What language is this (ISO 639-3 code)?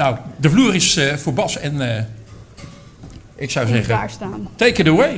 nld